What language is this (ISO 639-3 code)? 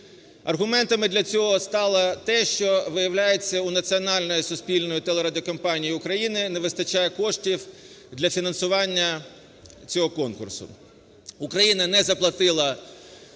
ukr